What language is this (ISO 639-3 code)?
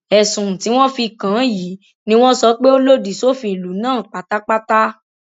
yor